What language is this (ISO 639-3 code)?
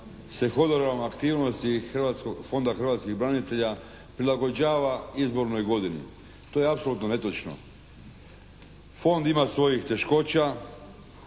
hrv